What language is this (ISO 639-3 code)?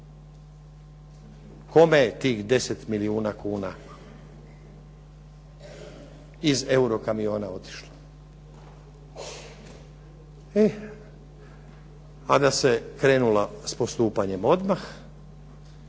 hrv